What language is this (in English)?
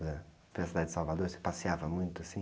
Portuguese